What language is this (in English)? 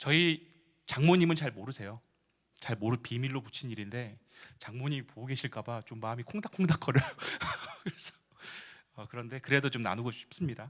Korean